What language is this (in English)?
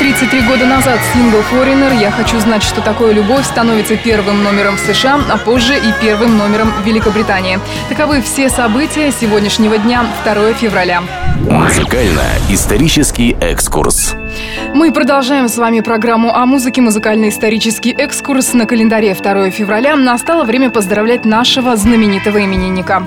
Russian